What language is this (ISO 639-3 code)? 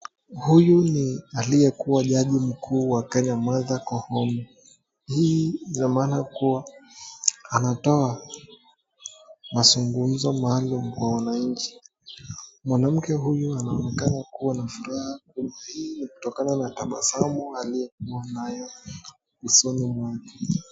swa